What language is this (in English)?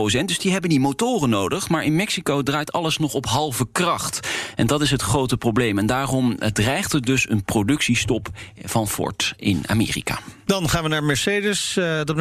Dutch